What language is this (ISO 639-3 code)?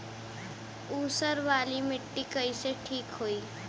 bho